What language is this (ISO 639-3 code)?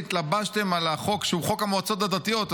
heb